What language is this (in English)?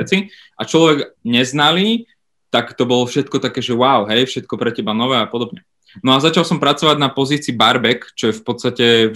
Slovak